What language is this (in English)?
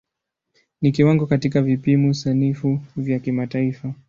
Swahili